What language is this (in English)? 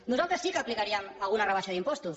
Catalan